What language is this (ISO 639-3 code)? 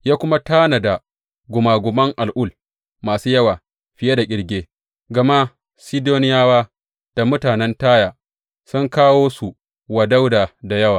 hau